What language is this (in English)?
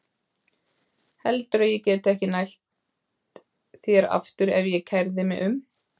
Icelandic